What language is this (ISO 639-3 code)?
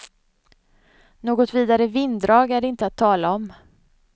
swe